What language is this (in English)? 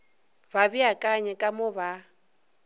Northern Sotho